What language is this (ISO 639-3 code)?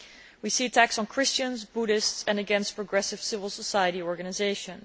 eng